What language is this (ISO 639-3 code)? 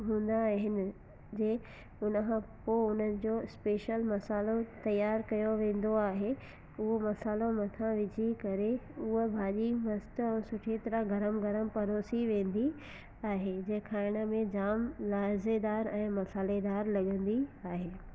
snd